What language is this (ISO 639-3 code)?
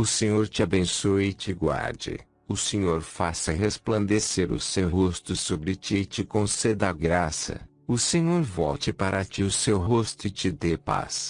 por